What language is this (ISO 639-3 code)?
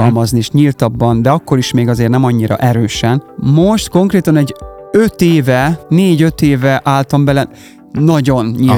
hun